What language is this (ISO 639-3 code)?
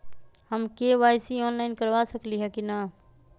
mag